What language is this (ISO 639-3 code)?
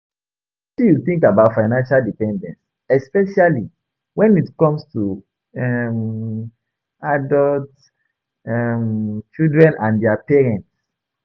pcm